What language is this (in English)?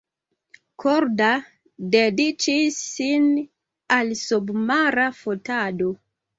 Esperanto